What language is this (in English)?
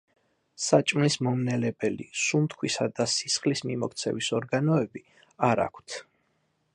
Georgian